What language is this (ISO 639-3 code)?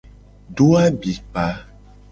gej